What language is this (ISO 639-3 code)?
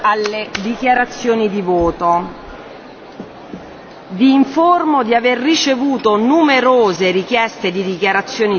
ita